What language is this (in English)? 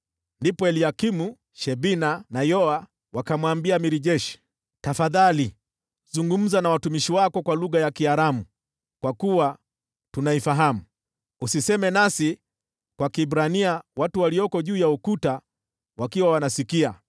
Swahili